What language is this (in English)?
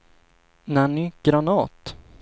Swedish